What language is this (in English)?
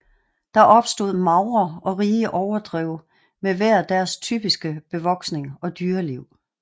Danish